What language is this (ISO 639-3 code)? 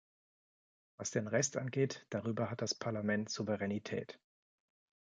deu